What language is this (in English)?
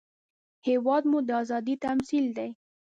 Pashto